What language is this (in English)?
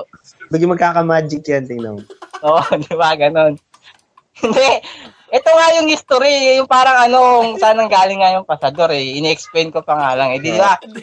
Filipino